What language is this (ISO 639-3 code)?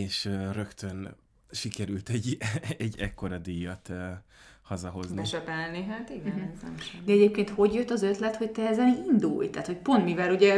hun